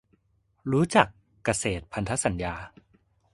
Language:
Thai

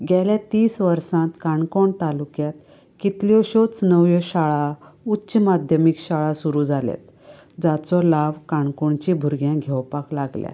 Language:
Konkani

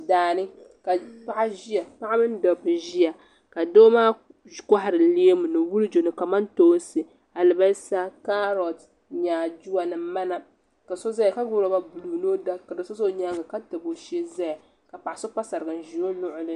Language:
Dagbani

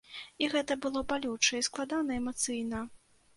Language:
Belarusian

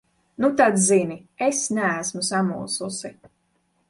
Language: Latvian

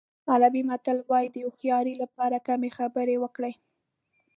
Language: Pashto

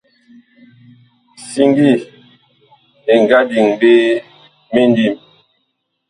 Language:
Bakoko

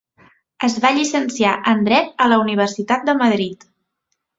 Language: Catalan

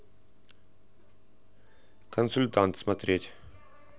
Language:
Russian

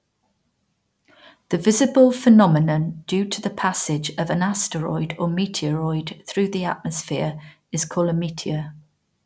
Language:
English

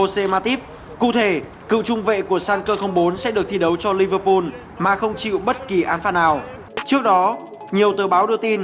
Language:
Vietnamese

